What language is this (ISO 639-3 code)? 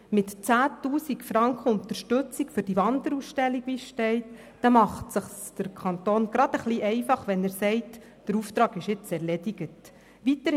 gsw